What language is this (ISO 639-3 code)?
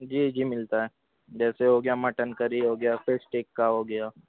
urd